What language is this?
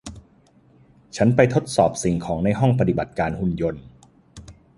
Thai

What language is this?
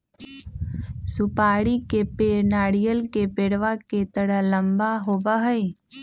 Magahi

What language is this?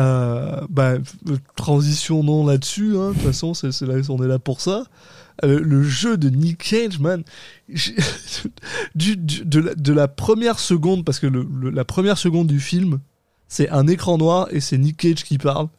French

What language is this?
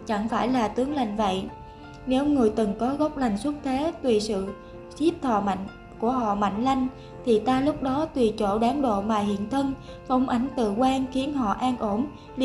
Vietnamese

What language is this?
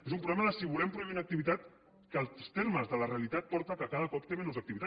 Catalan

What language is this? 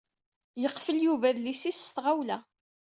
Kabyle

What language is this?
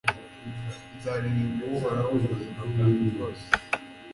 Kinyarwanda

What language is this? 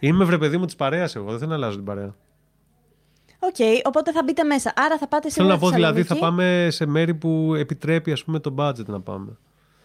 Greek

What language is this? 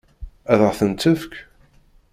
Kabyle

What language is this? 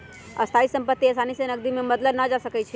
Magahi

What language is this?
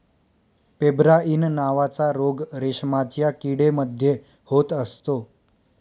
Marathi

